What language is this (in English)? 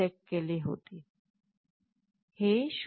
Marathi